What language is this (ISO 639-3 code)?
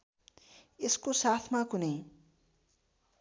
nep